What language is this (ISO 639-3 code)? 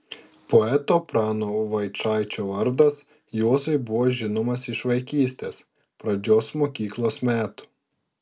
lit